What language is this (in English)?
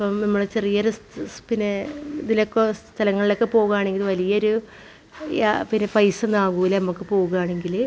Malayalam